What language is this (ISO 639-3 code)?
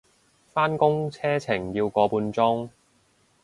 yue